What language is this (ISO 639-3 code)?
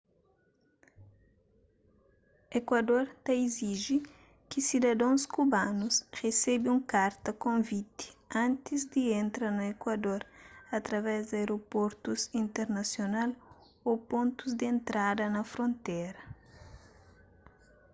kea